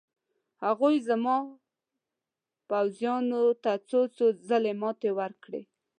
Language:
Pashto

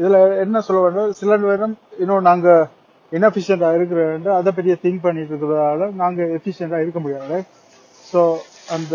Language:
Tamil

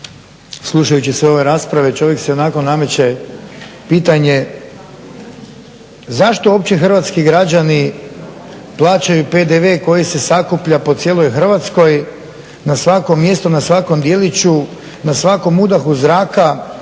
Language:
Croatian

